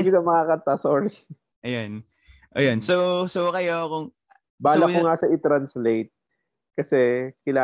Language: Filipino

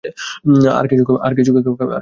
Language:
Bangla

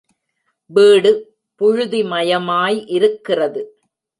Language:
Tamil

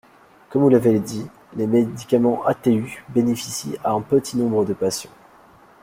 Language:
French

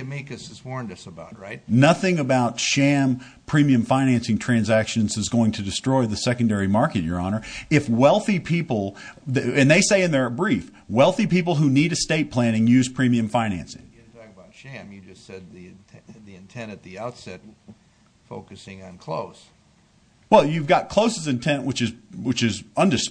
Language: English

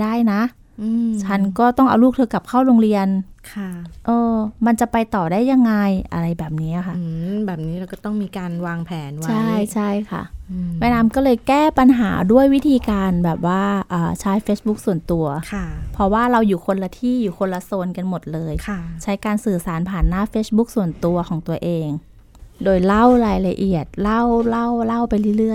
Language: Thai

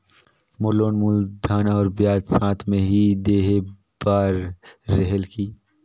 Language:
Chhattisgarhi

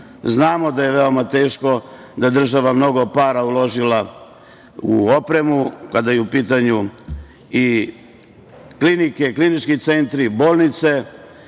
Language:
Serbian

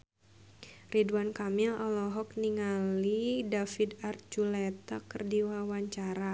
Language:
Sundanese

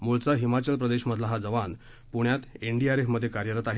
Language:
Marathi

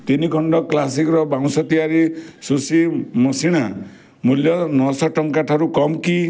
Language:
Odia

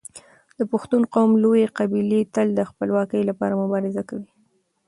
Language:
Pashto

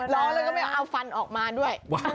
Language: Thai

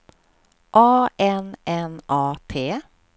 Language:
Swedish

